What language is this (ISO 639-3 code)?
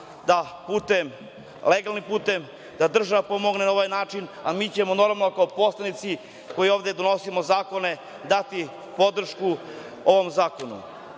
srp